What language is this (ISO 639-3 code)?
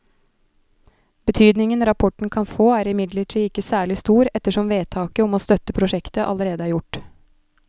nor